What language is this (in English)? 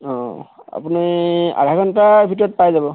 Assamese